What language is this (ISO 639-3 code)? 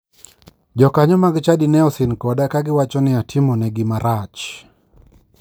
luo